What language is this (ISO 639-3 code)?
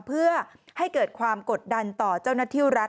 tha